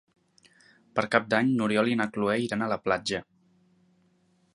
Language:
Catalan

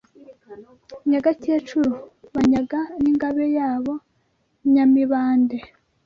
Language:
Kinyarwanda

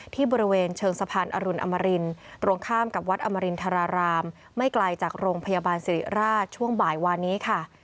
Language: Thai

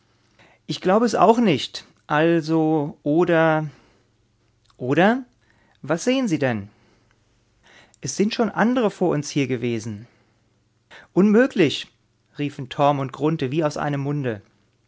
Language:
German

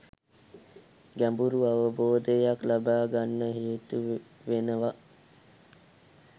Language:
Sinhala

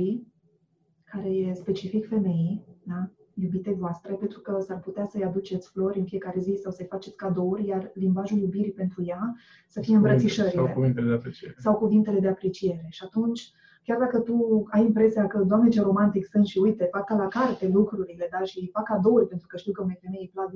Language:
Romanian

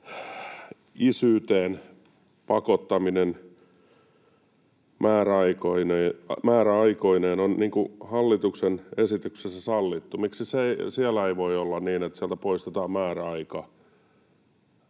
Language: Finnish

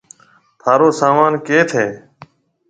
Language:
Marwari (Pakistan)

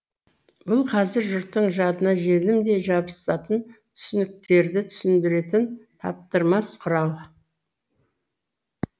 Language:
Kazakh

